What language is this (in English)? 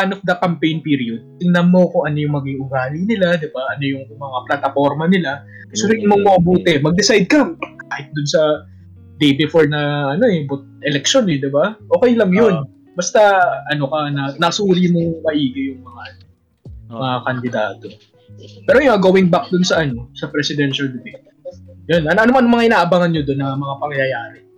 Filipino